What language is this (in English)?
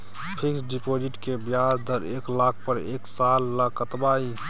Maithili